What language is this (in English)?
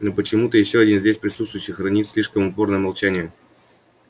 Russian